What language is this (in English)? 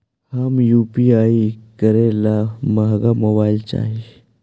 Magahi